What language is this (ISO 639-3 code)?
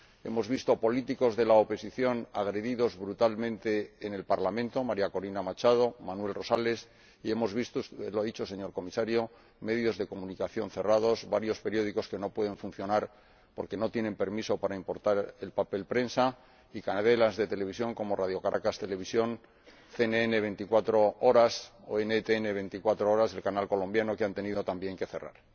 spa